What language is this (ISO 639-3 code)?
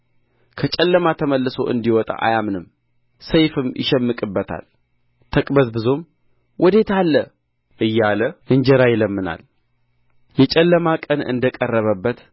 amh